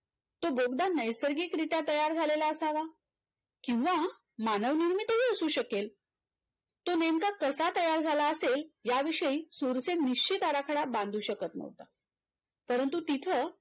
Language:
Marathi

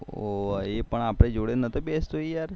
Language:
Gujarati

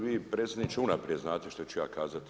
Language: Croatian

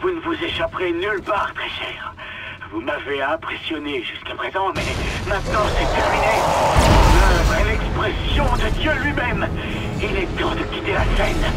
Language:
French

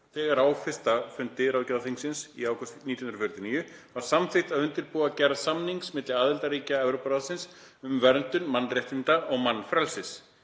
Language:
Icelandic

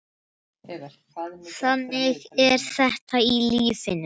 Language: Icelandic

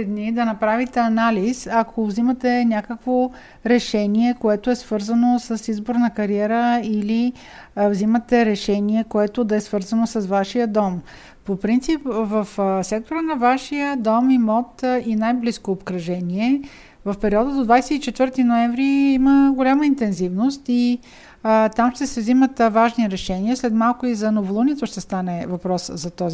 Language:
Bulgarian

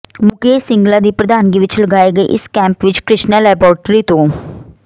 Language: Punjabi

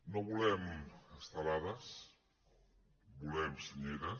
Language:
Catalan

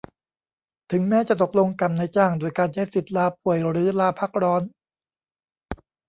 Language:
Thai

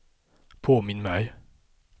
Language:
Swedish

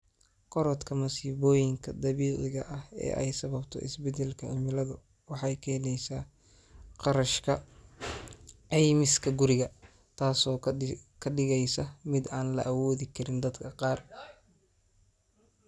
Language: Somali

